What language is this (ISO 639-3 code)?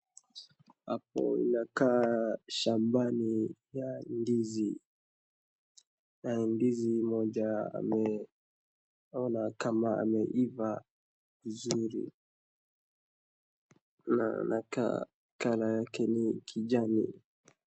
swa